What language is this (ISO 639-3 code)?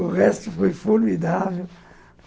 por